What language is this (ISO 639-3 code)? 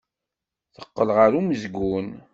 kab